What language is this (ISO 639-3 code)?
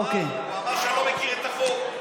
heb